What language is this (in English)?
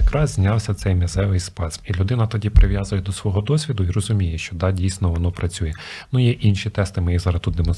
Ukrainian